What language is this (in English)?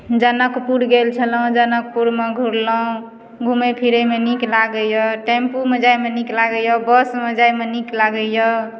Maithili